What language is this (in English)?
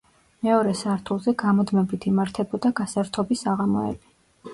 Georgian